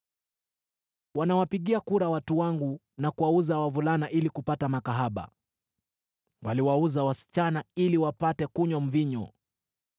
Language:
Swahili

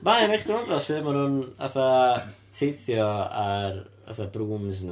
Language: Welsh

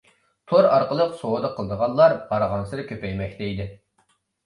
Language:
Uyghur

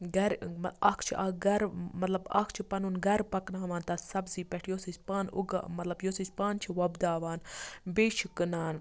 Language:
Kashmiri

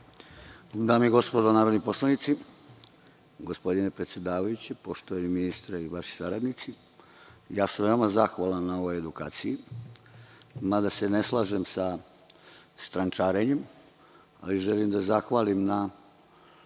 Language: Serbian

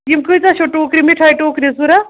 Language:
Kashmiri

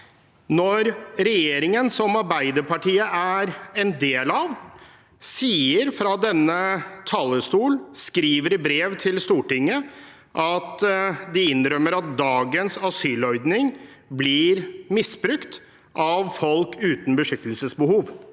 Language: Norwegian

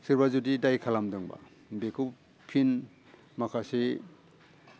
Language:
Bodo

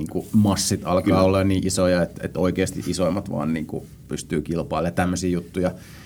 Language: Finnish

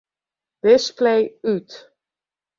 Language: Western Frisian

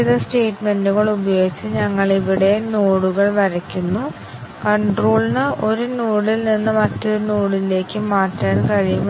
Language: Malayalam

